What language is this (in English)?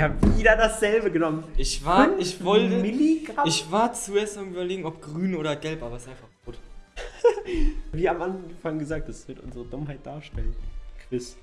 German